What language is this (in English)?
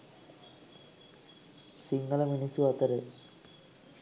Sinhala